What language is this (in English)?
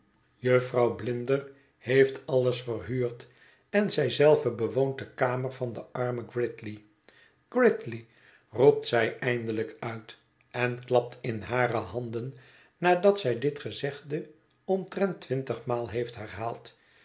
Dutch